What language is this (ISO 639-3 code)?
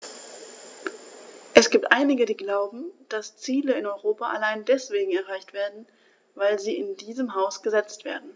deu